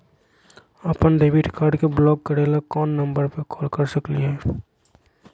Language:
Magahi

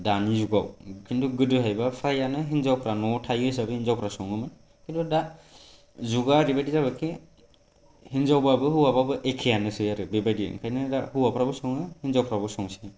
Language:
Bodo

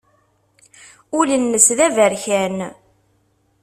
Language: Kabyle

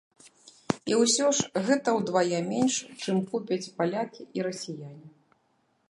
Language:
Belarusian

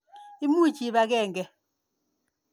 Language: Kalenjin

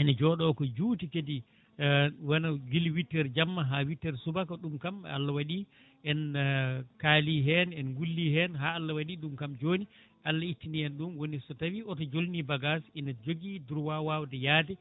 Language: Fula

